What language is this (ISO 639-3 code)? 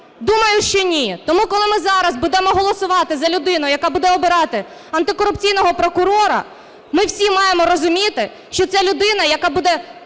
ukr